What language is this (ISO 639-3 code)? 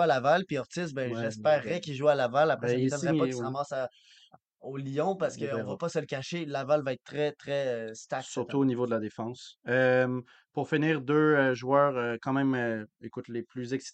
fra